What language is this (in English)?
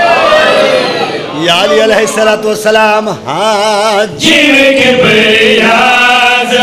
Arabic